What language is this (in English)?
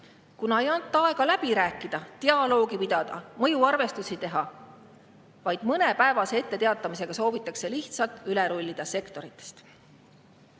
Estonian